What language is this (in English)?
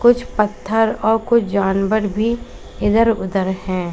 Hindi